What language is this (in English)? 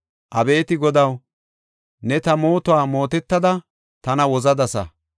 Gofa